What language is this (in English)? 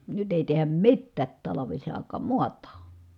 Finnish